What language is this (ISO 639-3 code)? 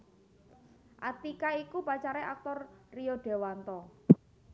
jav